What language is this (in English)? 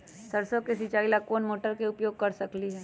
Magahi